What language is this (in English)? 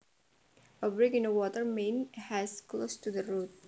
Javanese